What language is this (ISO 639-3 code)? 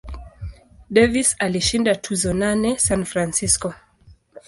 swa